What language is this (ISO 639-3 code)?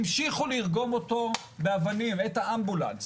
heb